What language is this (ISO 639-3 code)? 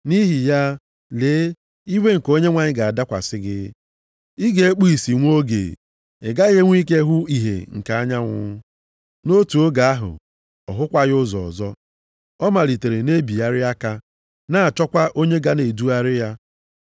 ibo